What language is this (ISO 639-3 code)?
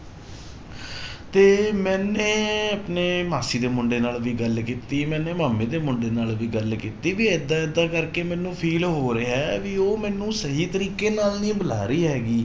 pan